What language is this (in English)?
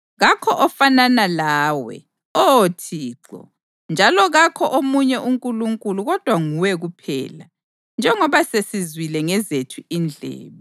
North Ndebele